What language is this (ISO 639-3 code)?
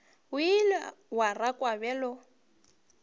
nso